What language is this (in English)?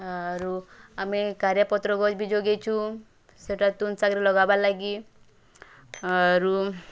Odia